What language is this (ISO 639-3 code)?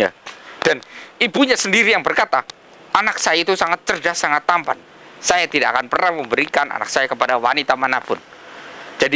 ind